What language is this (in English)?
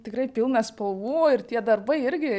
Lithuanian